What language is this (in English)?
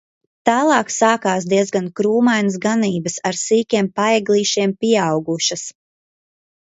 Latvian